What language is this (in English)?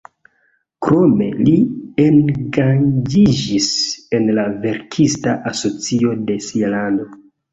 Esperanto